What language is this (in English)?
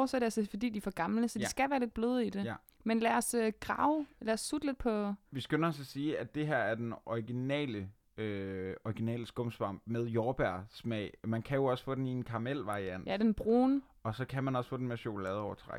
Danish